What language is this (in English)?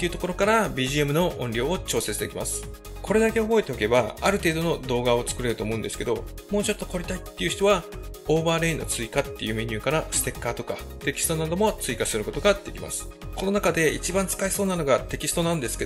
Japanese